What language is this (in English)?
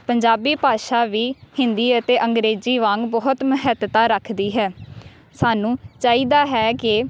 Punjabi